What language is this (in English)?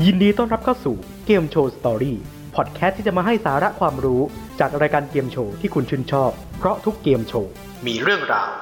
Thai